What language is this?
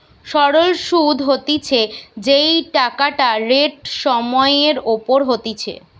Bangla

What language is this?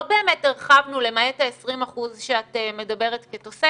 Hebrew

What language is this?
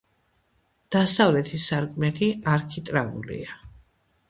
Georgian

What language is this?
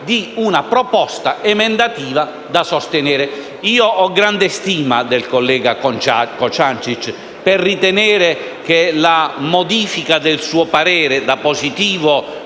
Italian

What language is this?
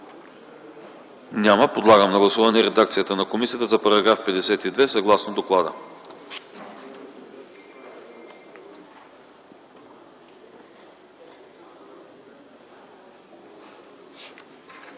Bulgarian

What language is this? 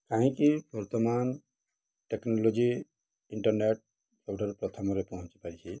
Odia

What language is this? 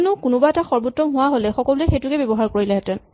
Assamese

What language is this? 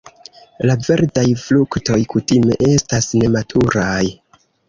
Esperanto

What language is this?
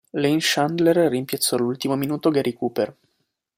Italian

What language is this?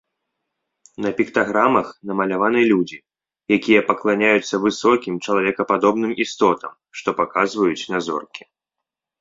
Belarusian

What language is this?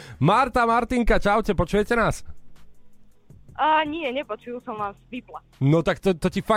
Slovak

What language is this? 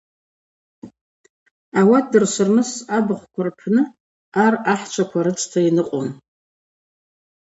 Abaza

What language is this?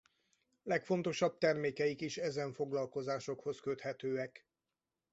Hungarian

